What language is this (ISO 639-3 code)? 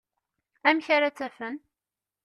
kab